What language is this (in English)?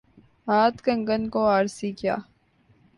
Urdu